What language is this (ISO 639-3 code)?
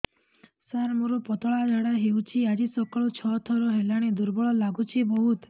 ori